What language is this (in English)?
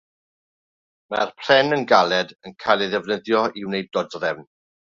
Welsh